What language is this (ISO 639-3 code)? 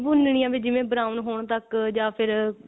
pan